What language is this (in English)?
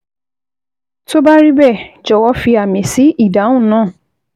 Yoruba